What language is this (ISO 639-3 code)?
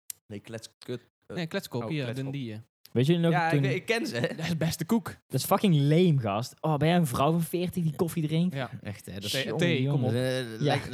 nld